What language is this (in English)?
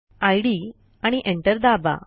Marathi